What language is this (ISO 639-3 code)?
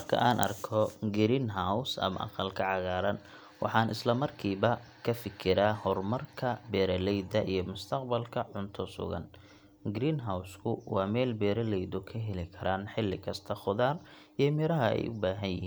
som